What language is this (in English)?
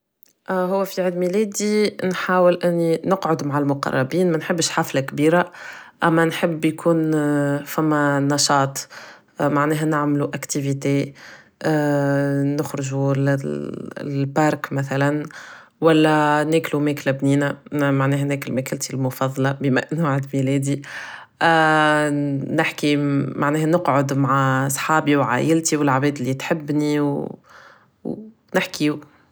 Tunisian Arabic